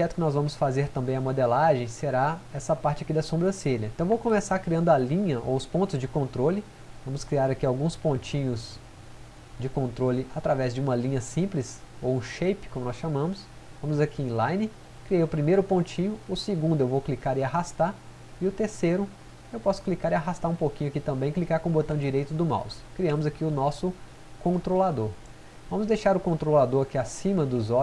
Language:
Portuguese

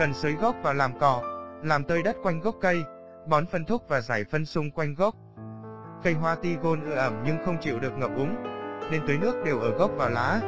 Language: Vietnamese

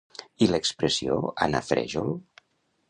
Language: Catalan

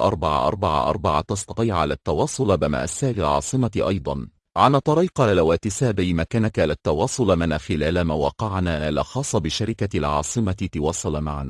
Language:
Arabic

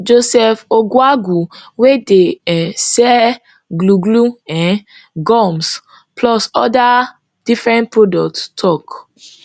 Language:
Nigerian Pidgin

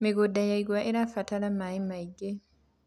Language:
Kikuyu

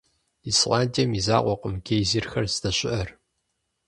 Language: Kabardian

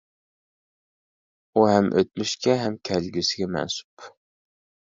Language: Uyghur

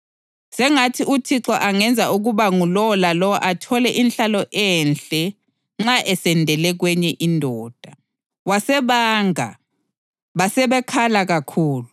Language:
North Ndebele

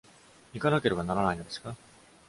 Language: Japanese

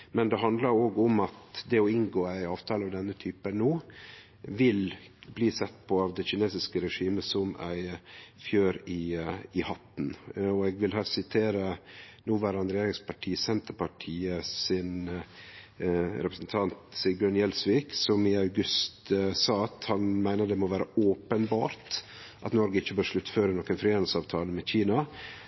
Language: Norwegian Nynorsk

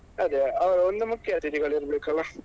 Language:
Kannada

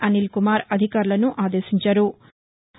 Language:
Telugu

